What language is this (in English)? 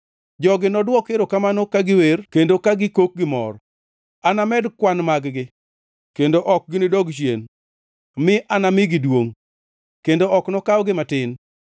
Luo (Kenya and Tanzania)